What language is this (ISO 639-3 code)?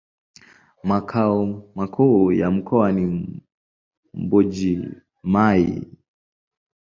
swa